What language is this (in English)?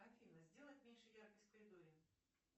Russian